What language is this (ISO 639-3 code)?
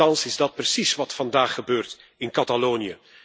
nld